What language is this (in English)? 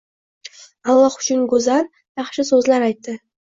Uzbek